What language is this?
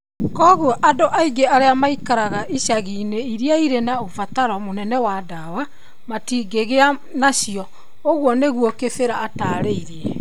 Kikuyu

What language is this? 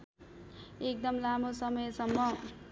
Nepali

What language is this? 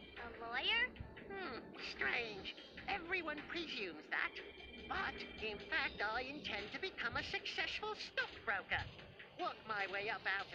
Indonesian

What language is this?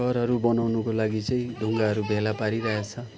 Nepali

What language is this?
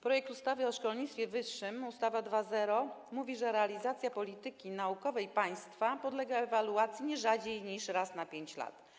Polish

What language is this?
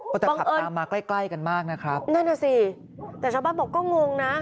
Thai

